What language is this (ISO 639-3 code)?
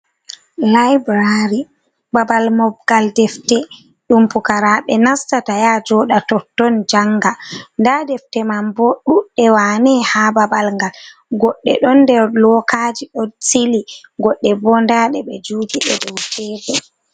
ful